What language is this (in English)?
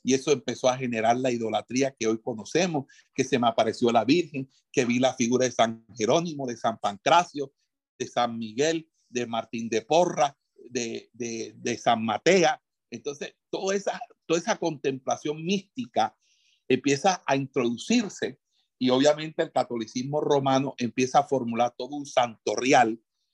Spanish